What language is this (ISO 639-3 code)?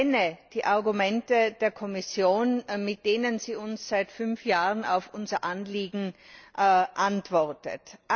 deu